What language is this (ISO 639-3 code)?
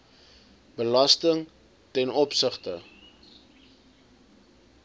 afr